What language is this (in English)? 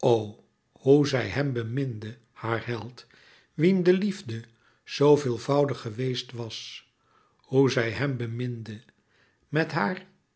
Dutch